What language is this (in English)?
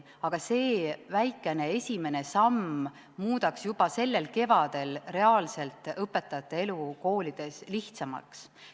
Estonian